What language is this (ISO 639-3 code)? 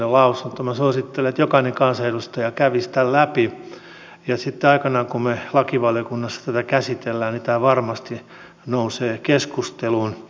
fin